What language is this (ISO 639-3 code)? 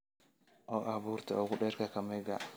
som